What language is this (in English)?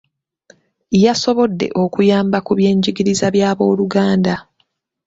Ganda